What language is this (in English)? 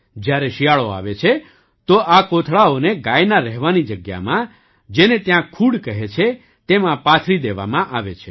Gujarati